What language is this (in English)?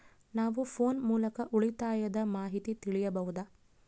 Kannada